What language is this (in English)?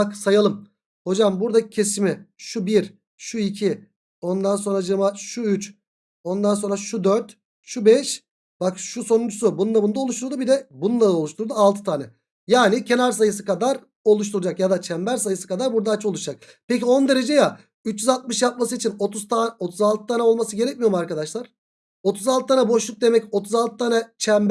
Turkish